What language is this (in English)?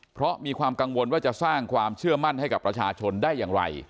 Thai